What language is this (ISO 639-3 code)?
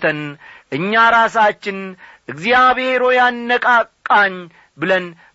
amh